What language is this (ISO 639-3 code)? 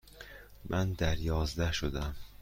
fas